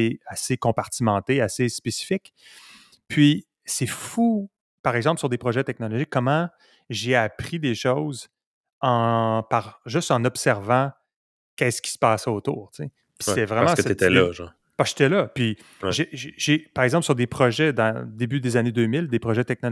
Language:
French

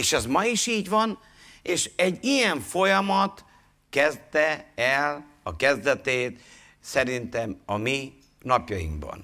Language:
Hungarian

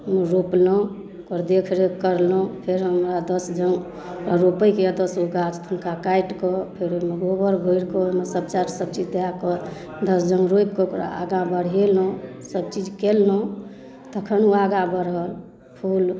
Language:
Maithili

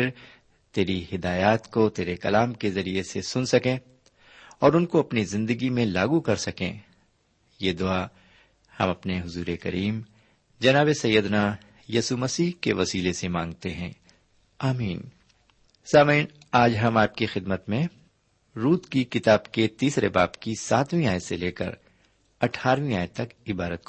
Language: Urdu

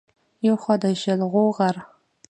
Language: Pashto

